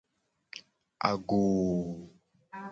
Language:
Gen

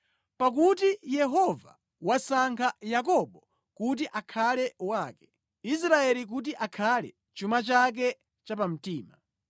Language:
Nyanja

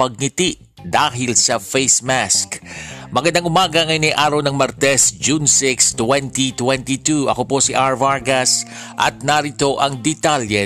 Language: Filipino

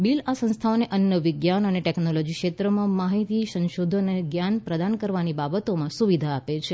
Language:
Gujarati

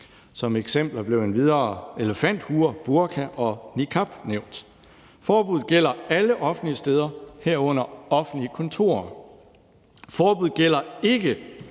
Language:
Danish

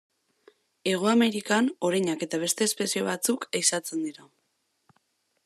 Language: Basque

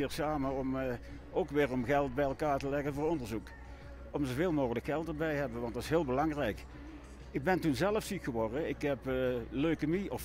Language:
Dutch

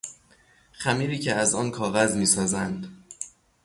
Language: Persian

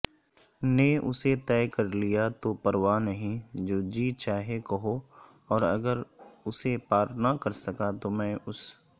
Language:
Urdu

